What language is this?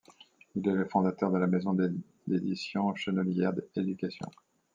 French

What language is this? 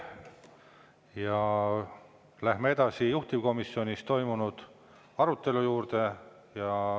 Estonian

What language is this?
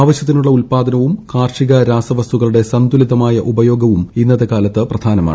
Malayalam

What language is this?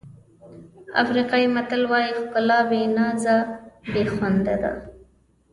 Pashto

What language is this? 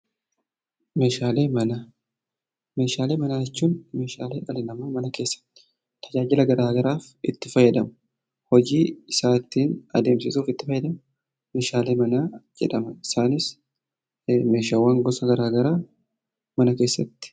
Oromo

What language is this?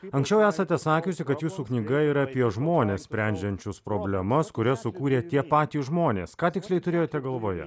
Lithuanian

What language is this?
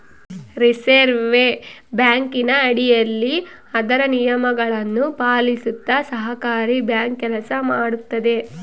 Kannada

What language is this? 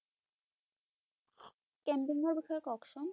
Bangla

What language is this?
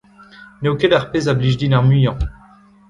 Breton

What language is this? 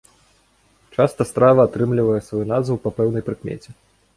Belarusian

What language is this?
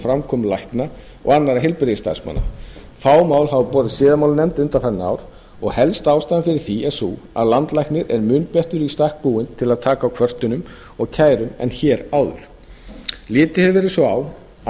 Icelandic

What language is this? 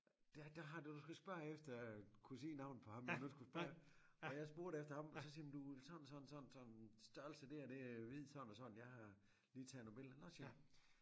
Danish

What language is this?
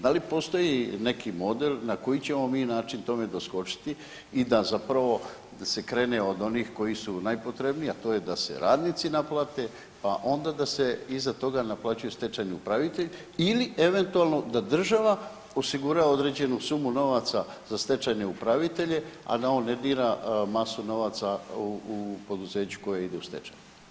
Croatian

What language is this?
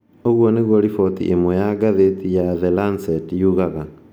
Kikuyu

